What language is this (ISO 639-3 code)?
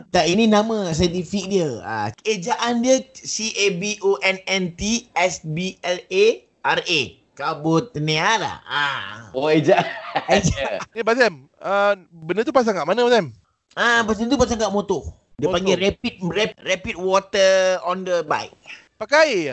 msa